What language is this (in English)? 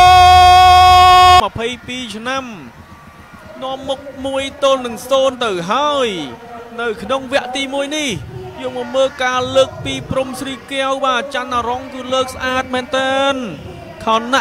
Thai